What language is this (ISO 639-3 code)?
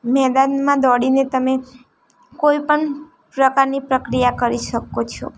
guj